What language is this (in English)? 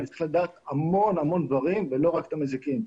Hebrew